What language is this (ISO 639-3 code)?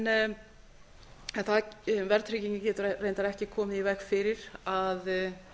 isl